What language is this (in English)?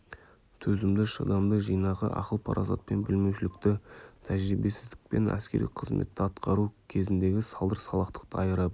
Kazakh